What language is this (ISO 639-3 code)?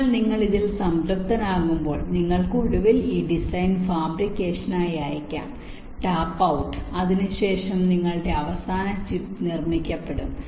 mal